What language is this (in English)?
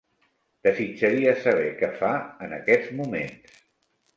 Catalan